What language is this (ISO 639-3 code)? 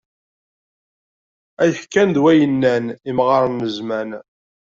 kab